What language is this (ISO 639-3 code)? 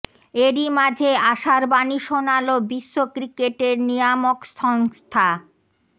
ben